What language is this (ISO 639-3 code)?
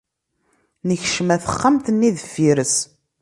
kab